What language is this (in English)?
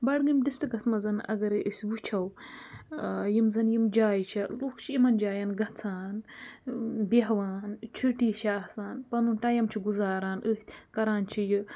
Kashmiri